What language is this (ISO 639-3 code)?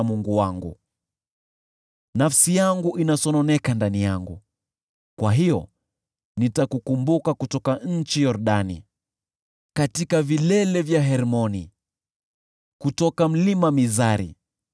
swa